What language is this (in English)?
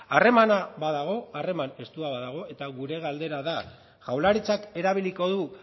Basque